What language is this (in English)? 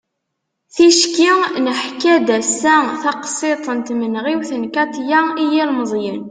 Kabyle